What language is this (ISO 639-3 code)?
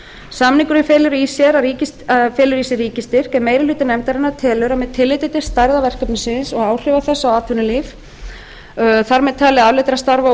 isl